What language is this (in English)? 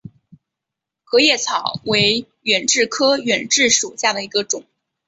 Chinese